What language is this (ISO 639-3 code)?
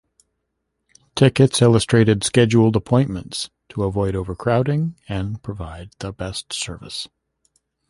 eng